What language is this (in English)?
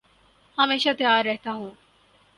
Urdu